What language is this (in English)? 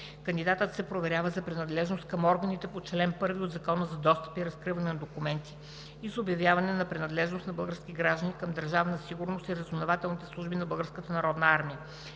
Bulgarian